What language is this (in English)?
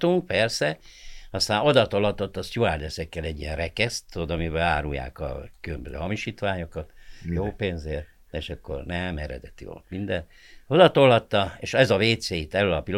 Hungarian